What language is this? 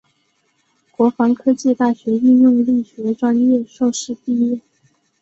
Chinese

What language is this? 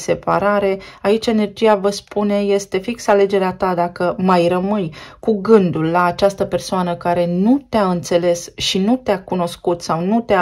Romanian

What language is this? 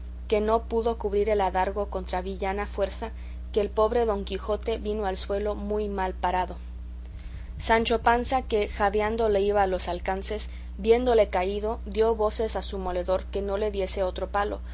Spanish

